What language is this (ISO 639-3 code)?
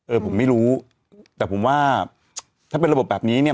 tha